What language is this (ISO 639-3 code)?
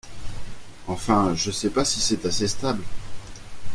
fra